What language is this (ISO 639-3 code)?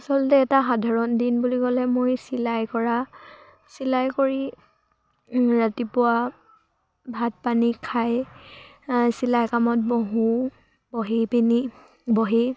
asm